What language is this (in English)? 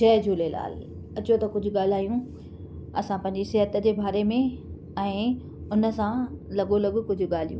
Sindhi